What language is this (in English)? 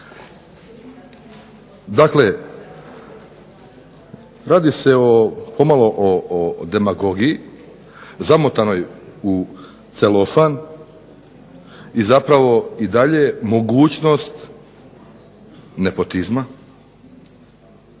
Croatian